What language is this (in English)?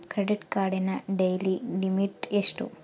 Kannada